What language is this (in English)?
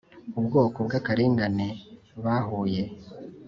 Kinyarwanda